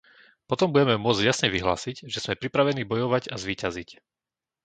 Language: Slovak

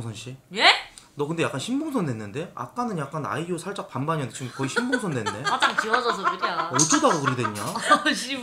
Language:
Korean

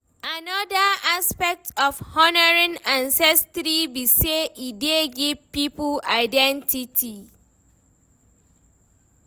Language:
Nigerian Pidgin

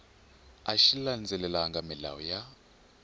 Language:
Tsonga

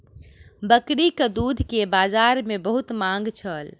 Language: Maithili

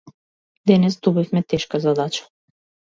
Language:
Macedonian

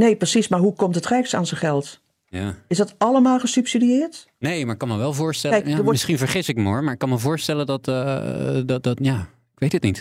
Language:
Dutch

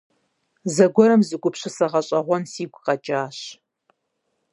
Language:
Kabardian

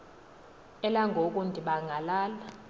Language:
Xhosa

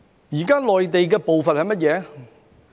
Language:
Cantonese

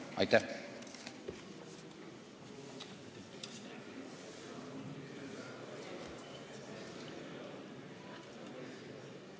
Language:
Estonian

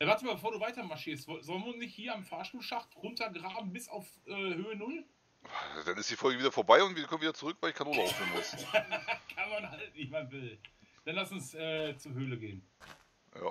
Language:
German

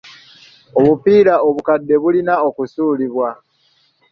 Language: Ganda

